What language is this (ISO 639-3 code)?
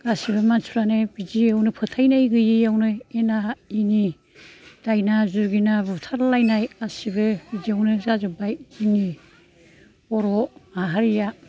brx